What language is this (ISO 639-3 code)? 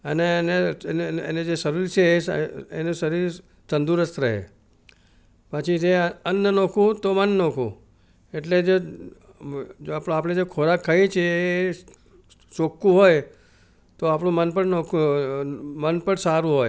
guj